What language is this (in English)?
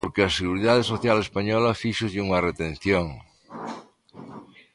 Galician